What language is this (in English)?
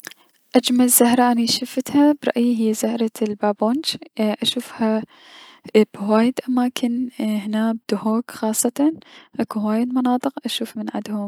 Mesopotamian Arabic